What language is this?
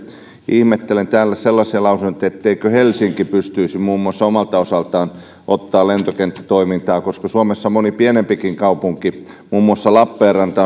Finnish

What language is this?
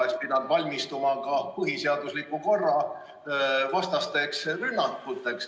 Estonian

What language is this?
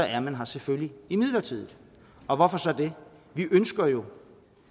Danish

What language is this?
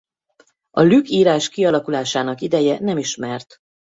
Hungarian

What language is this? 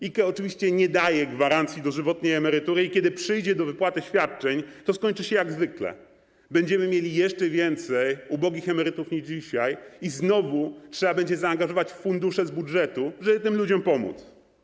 Polish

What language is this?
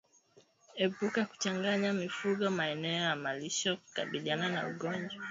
Swahili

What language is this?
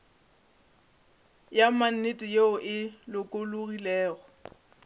Northern Sotho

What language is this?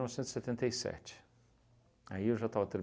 Portuguese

